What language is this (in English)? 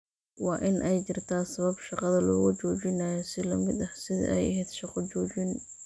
Somali